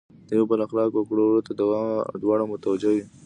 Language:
Pashto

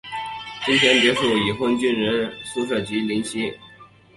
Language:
Chinese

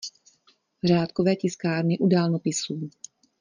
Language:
Czech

